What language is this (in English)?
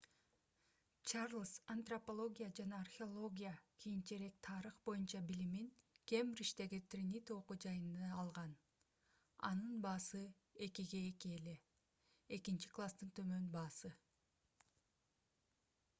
Kyrgyz